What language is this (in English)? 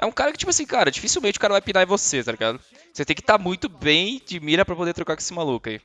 Portuguese